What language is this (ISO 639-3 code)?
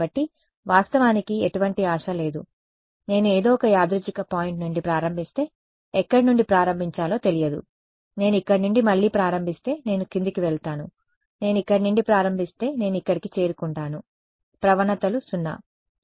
tel